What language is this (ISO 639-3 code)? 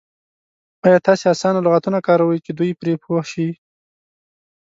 pus